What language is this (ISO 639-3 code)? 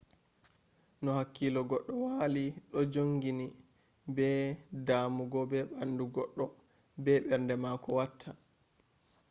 ful